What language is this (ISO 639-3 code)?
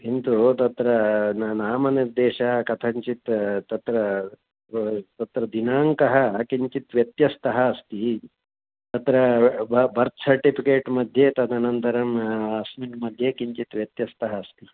san